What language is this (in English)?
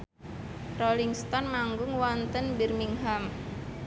Javanese